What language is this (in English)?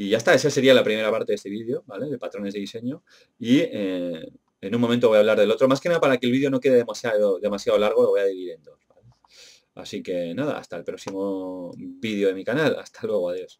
Spanish